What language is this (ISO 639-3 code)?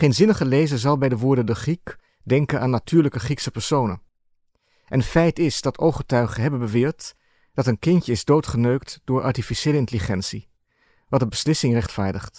nld